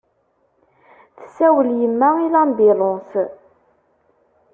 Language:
Kabyle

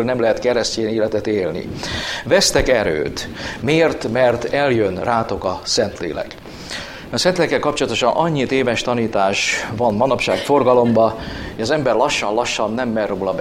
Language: Hungarian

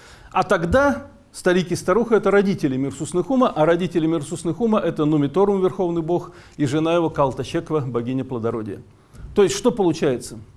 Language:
Russian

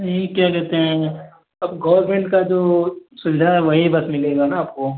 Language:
Hindi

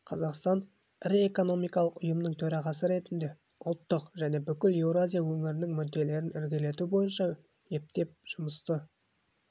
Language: Kazakh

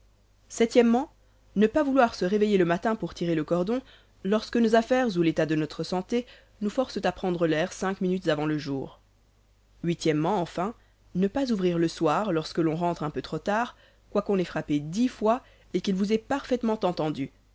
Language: French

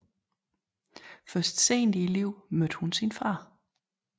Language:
Danish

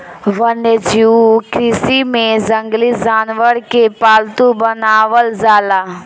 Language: Bhojpuri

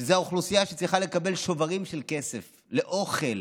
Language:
Hebrew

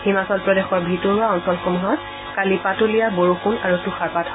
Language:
Assamese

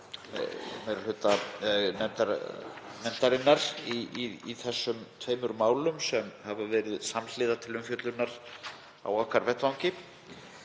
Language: Icelandic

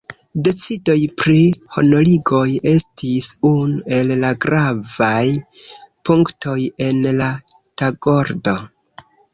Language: Esperanto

